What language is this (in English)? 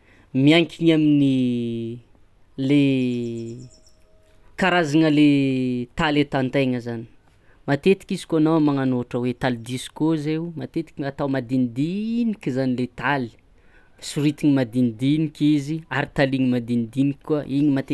Tsimihety Malagasy